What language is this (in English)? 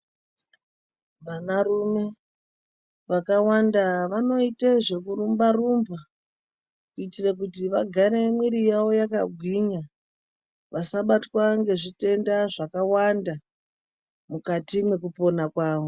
Ndau